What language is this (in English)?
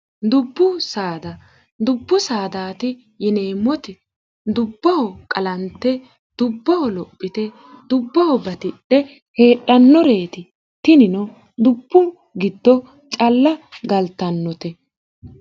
Sidamo